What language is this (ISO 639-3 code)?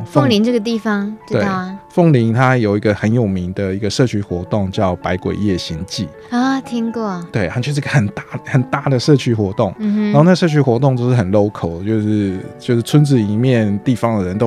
zho